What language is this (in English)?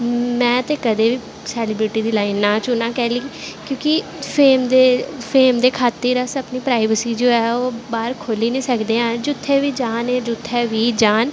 Dogri